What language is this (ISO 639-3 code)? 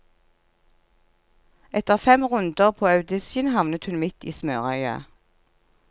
nor